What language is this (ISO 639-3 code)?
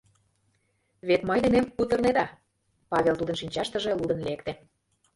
chm